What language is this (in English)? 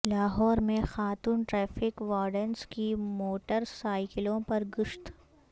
Urdu